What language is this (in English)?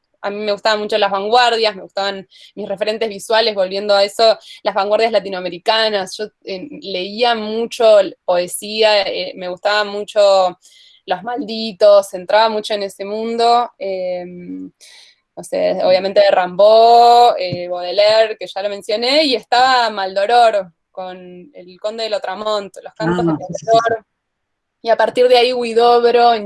Spanish